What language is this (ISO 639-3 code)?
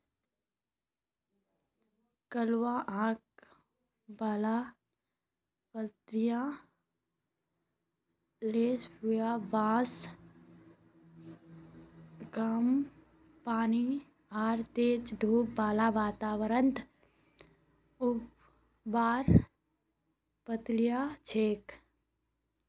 mag